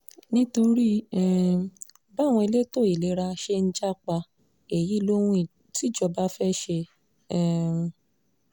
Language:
Yoruba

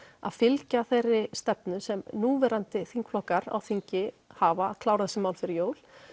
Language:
Icelandic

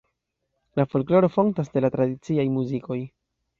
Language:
Esperanto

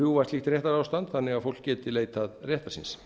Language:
Icelandic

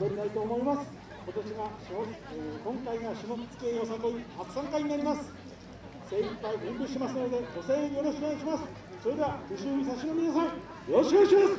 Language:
Japanese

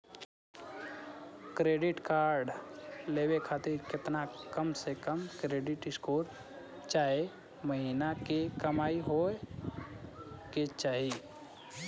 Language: Bhojpuri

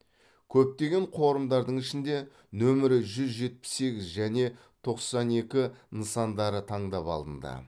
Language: Kazakh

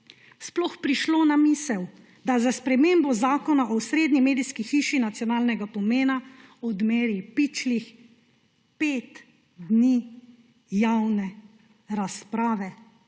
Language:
Slovenian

